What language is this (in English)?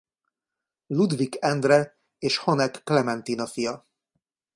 Hungarian